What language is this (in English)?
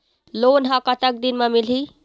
Chhattisgarhi